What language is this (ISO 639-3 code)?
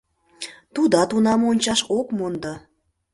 chm